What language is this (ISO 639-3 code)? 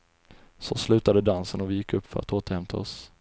swe